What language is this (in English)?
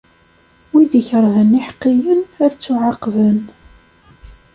Kabyle